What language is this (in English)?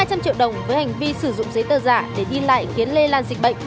Vietnamese